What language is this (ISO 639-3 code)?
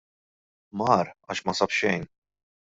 mlt